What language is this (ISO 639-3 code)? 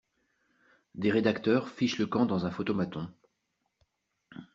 fra